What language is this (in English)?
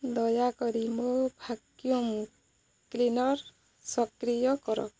Odia